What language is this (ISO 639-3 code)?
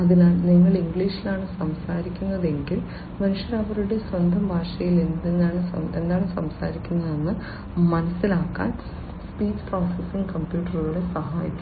mal